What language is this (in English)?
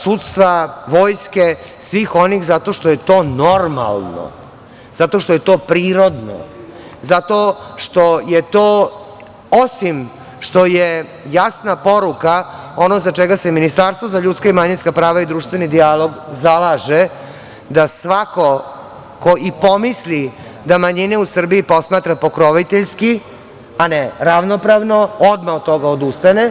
Serbian